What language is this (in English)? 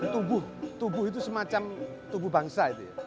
Indonesian